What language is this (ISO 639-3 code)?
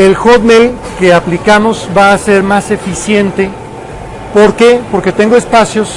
spa